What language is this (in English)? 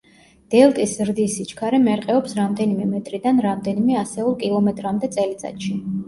Georgian